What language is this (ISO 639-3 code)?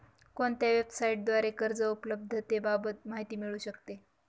mar